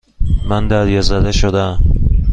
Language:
Persian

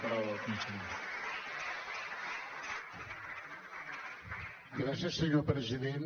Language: Catalan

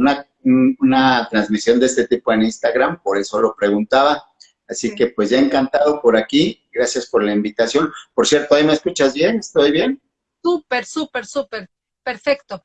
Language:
Spanish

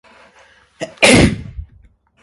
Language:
Japanese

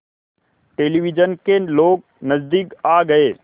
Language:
Hindi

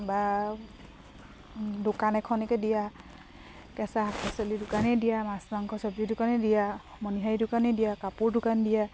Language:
Assamese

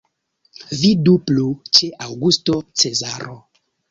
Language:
Esperanto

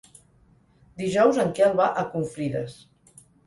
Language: Catalan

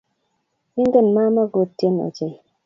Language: Kalenjin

